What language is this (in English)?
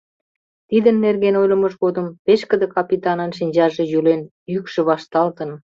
Mari